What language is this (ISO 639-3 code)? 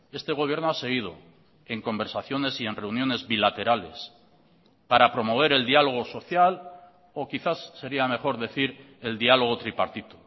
spa